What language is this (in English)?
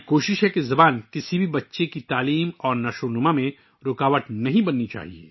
Urdu